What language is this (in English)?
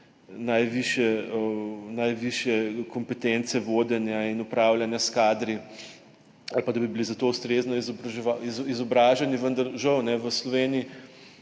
Slovenian